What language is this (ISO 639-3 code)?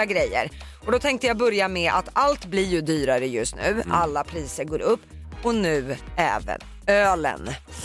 swe